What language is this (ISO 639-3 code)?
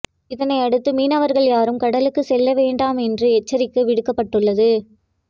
tam